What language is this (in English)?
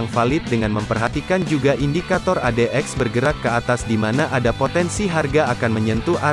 Indonesian